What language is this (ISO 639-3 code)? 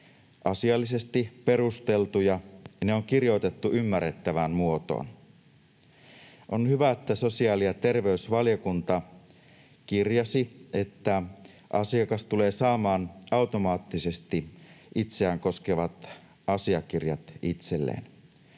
fin